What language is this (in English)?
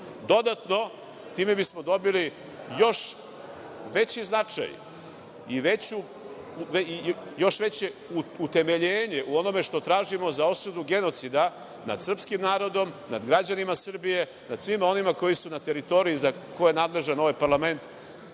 Serbian